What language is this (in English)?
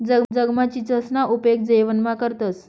Marathi